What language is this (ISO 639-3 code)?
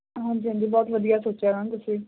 pan